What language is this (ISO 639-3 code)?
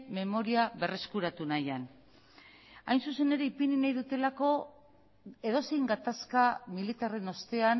eus